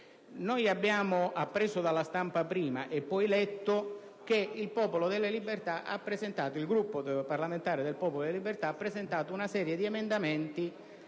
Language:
Italian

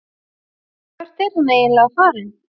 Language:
Icelandic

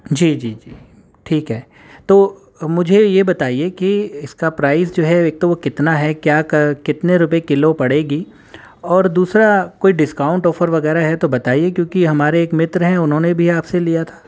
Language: Urdu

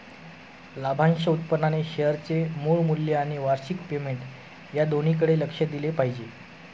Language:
Marathi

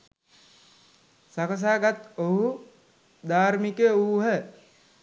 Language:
Sinhala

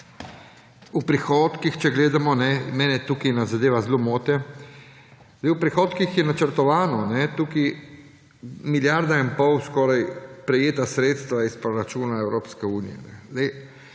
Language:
Slovenian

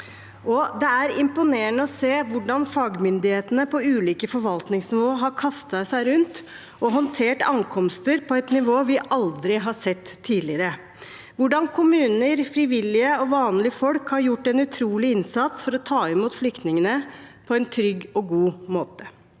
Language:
Norwegian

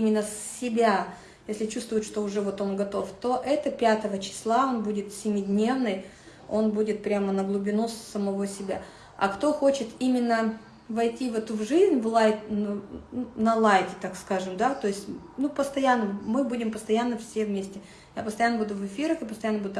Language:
Russian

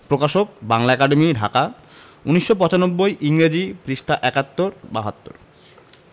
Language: Bangla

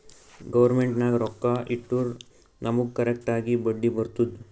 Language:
Kannada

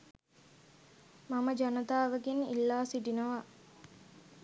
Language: Sinhala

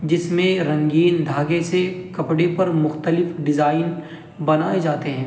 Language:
Urdu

